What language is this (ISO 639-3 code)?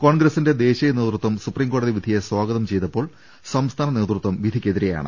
mal